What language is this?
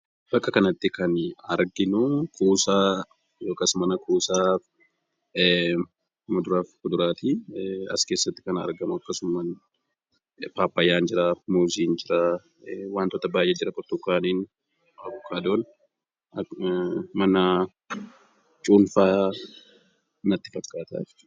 Oromo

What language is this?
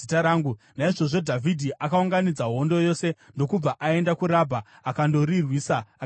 Shona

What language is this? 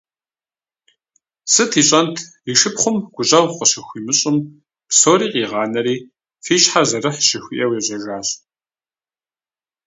Kabardian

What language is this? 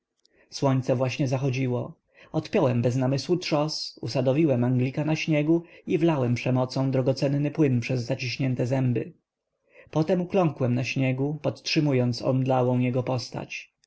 Polish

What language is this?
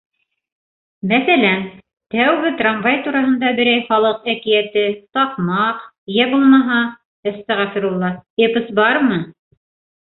Bashkir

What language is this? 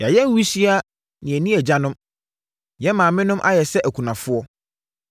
Akan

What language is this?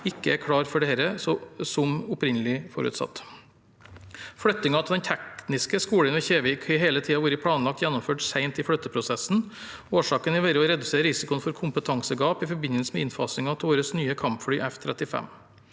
Norwegian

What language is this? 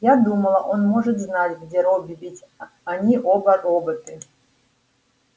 Russian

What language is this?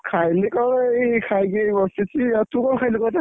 Odia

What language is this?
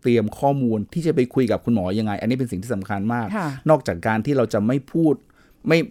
Thai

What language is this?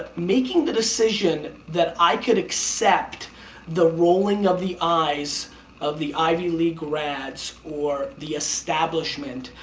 English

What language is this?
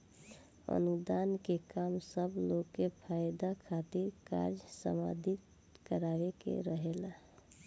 Bhojpuri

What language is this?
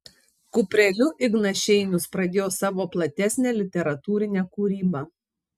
Lithuanian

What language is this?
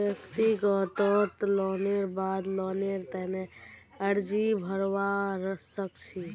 Magahi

